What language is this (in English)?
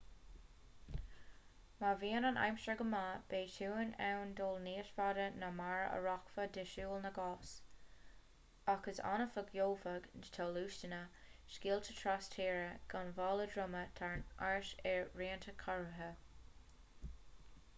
Irish